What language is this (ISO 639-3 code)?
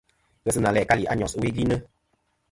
bkm